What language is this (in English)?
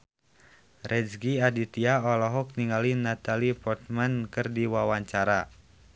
Sundanese